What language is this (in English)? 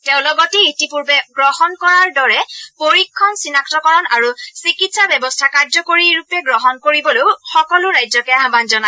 Assamese